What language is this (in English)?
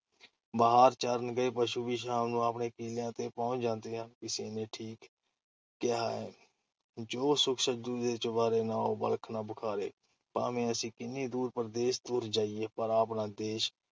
Punjabi